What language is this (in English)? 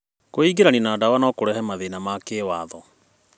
Kikuyu